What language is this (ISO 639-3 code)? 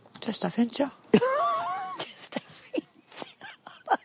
cym